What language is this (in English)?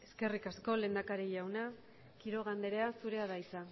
Basque